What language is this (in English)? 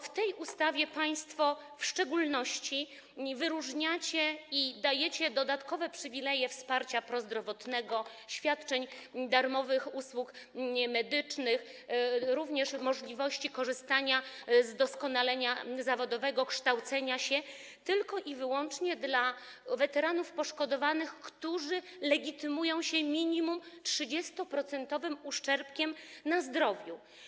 Polish